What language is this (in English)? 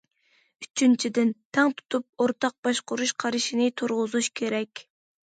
Uyghur